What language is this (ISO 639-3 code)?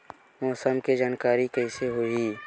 hne